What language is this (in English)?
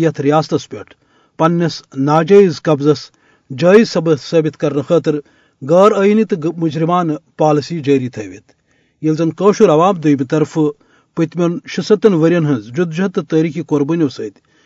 Urdu